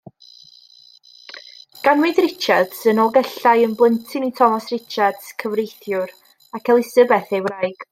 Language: Welsh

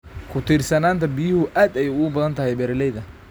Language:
Somali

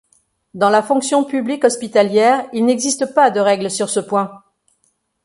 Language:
French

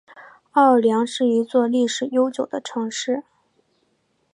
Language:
Chinese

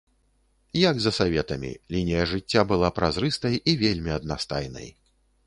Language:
Belarusian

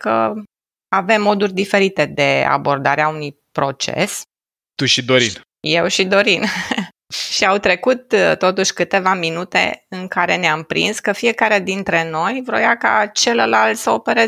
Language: Romanian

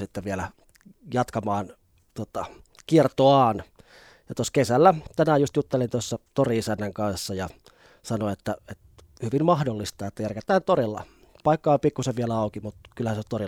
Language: Finnish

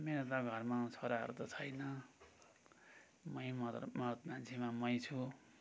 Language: Nepali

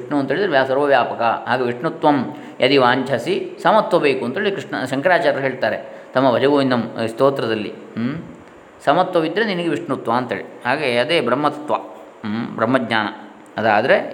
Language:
Kannada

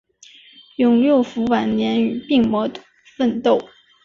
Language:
Chinese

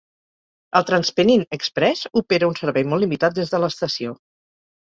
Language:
Catalan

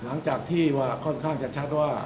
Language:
Thai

